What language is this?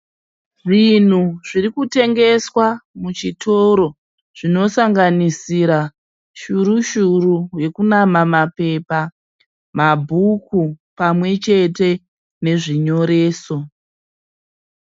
Shona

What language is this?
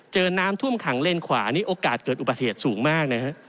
Thai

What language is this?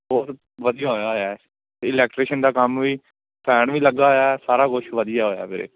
Punjabi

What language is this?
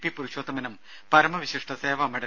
Malayalam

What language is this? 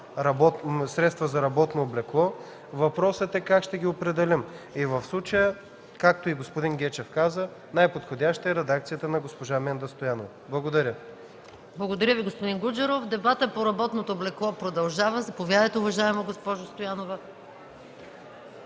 Bulgarian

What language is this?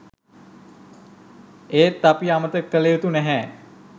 Sinhala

